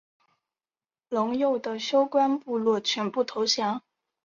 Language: Chinese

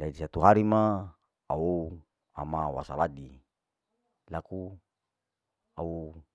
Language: Larike-Wakasihu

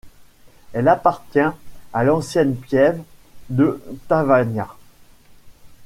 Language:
French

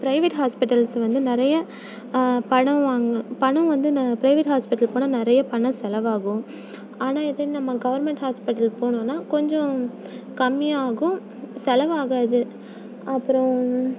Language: Tamil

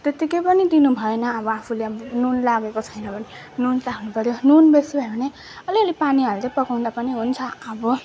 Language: Nepali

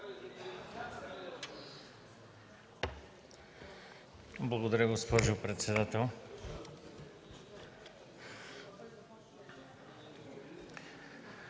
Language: Bulgarian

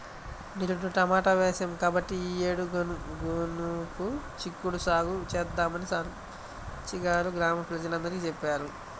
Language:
Telugu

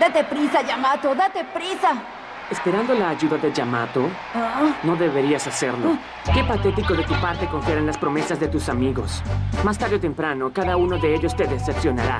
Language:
Spanish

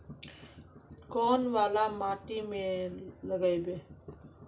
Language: Magahi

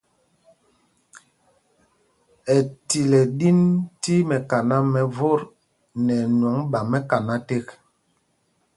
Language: Mpumpong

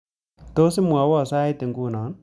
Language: Kalenjin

